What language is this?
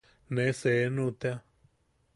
Yaqui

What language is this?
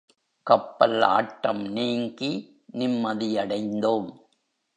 Tamil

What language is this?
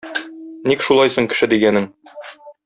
Tatar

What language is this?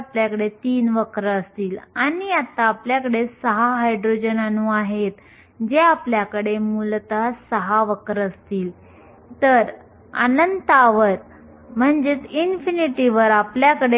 Marathi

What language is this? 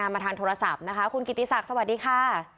Thai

